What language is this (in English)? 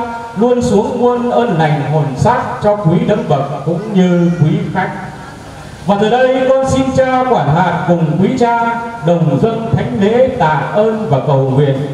Vietnamese